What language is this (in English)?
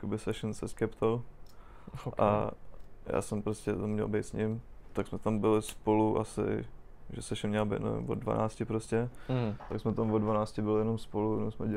Czech